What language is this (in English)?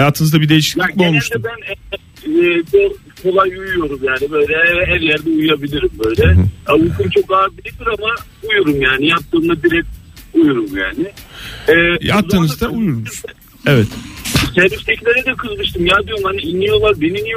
Turkish